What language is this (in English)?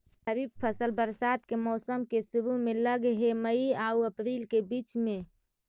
Magahi